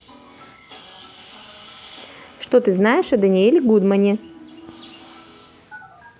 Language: Russian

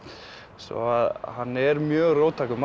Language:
Icelandic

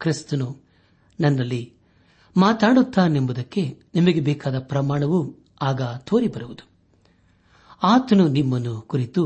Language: Kannada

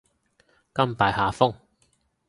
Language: Cantonese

